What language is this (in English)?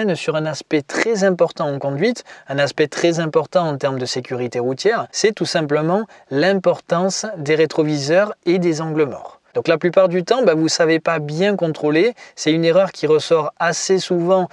French